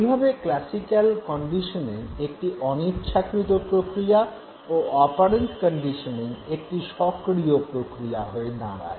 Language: Bangla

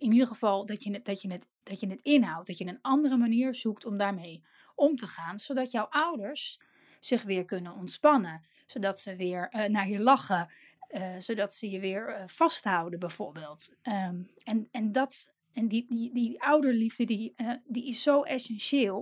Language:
Dutch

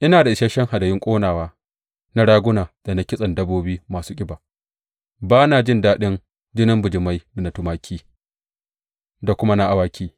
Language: Hausa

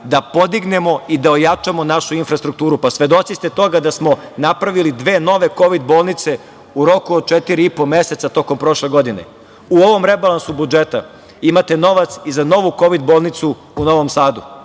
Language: Serbian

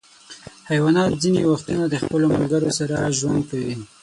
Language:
Pashto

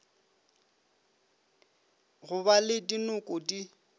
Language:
Northern Sotho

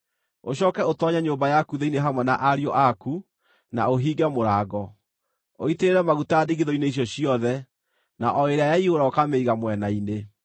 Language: Kikuyu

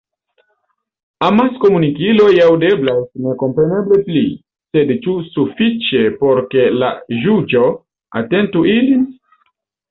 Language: Esperanto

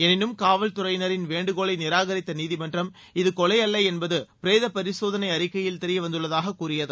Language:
Tamil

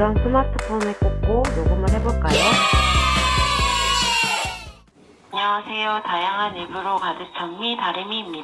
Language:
Korean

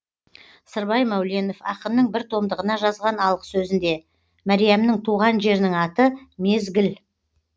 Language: Kazakh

